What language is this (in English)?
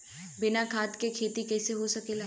Bhojpuri